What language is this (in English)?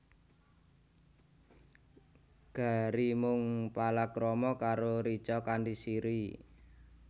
Javanese